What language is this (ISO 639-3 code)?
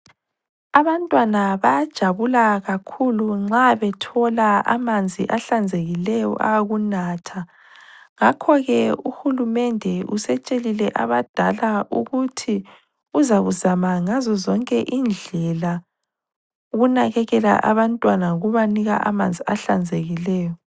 nde